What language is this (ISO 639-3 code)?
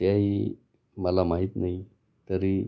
mar